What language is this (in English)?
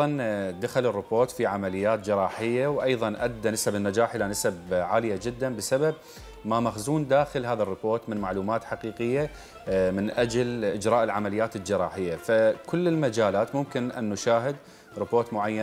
Arabic